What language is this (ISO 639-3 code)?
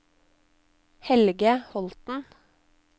nor